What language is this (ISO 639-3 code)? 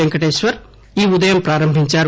tel